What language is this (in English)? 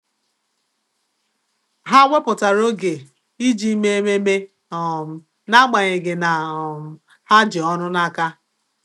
Igbo